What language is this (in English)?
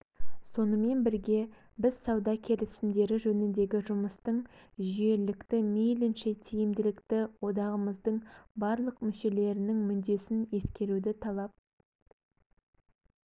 Kazakh